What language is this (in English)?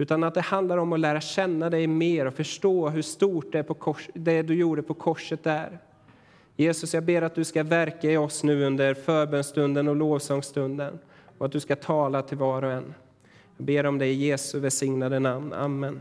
Swedish